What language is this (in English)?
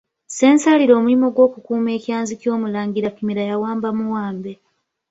Ganda